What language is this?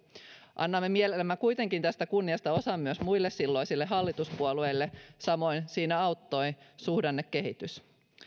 Finnish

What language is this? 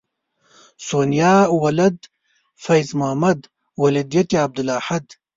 Pashto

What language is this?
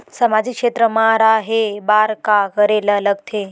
Chhattisgarhi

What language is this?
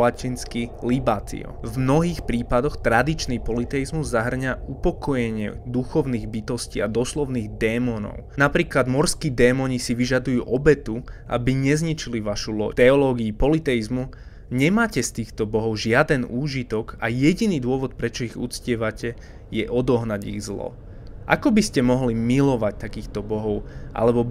Slovak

